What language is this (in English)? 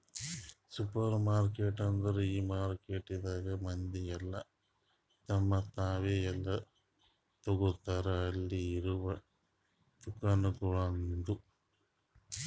Kannada